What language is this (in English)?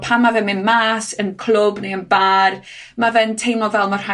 Welsh